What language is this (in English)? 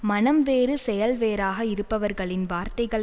Tamil